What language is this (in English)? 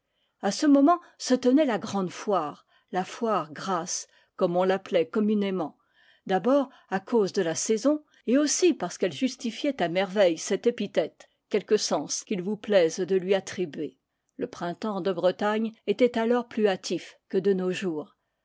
French